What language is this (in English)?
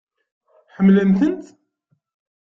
Kabyle